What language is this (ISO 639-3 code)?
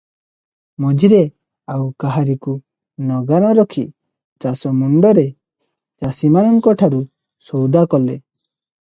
ori